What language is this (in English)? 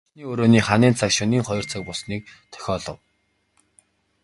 Mongolian